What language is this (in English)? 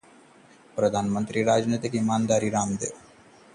Hindi